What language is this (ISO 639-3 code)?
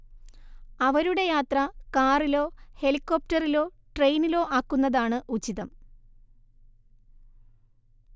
mal